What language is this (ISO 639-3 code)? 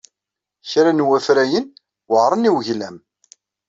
kab